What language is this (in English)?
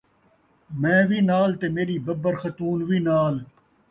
Saraiki